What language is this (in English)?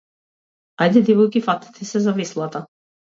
Macedonian